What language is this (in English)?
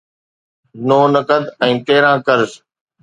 Sindhi